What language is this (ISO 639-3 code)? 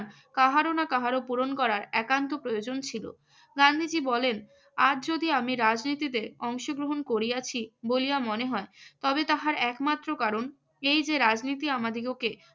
ben